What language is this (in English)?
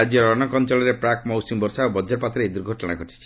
Odia